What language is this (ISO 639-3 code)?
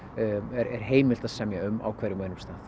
isl